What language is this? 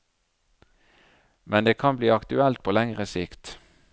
Norwegian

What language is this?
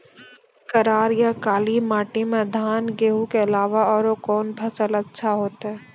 Maithili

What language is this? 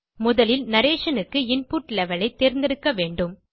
Tamil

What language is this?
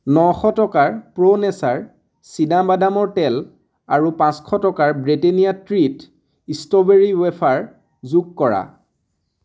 Assamese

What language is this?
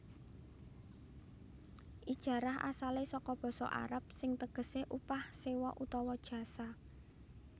Javanese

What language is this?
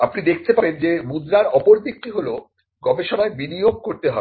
Bangla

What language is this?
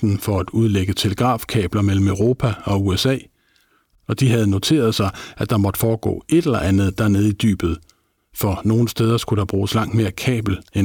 Danish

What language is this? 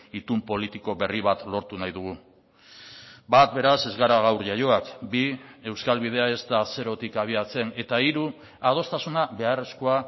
Basque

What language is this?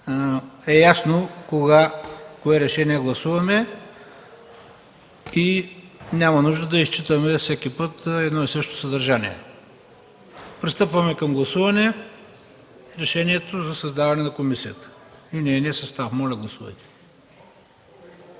Bulgarian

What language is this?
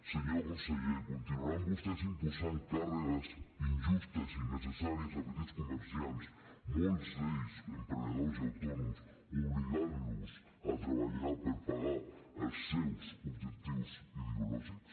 Catalan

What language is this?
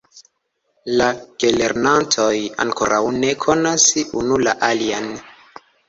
Esperanto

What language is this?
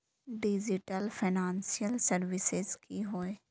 Magahi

